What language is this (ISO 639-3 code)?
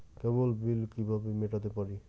ben